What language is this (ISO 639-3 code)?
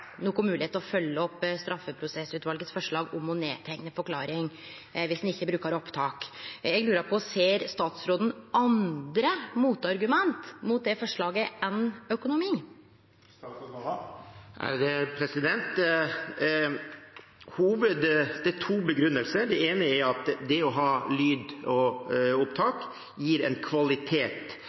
nor